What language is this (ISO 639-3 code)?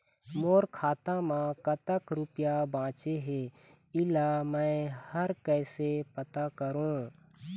hne